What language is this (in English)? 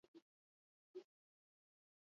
Basque